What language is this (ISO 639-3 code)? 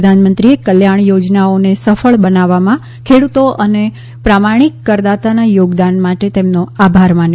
guj